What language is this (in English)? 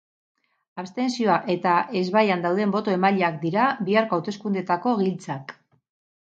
Basque